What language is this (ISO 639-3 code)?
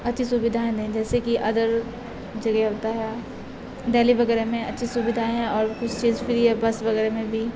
urd